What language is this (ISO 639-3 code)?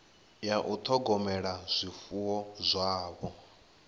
ven